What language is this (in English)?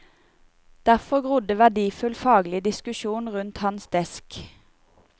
Norwegian